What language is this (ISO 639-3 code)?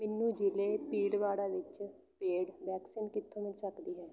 pan